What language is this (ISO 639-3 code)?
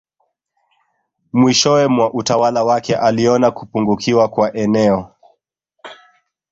swa